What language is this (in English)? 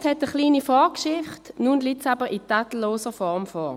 Swiss German